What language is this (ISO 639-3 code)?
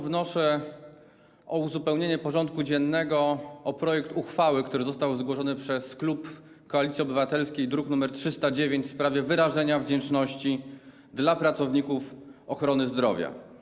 pol